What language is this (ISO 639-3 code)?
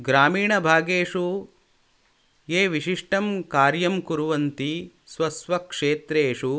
san